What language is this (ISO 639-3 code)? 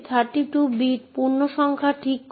ben